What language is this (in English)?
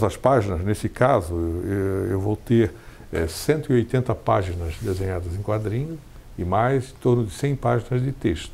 Portuguese